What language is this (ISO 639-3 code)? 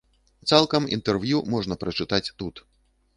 bel